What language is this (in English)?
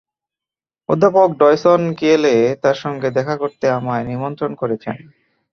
Bangla